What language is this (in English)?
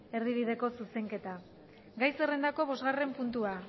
Basque